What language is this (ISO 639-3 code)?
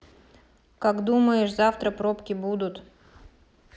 rus